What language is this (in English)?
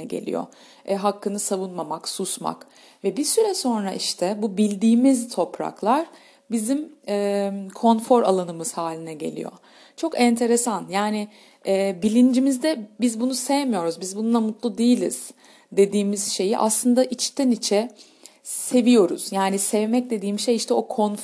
Turkish